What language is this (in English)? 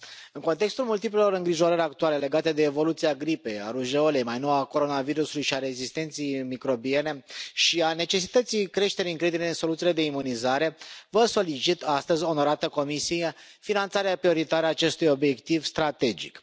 Romanian